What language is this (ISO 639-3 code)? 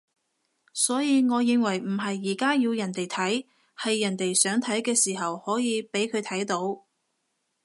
yue